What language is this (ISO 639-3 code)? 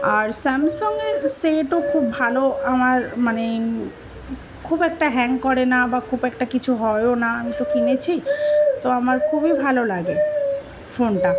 ben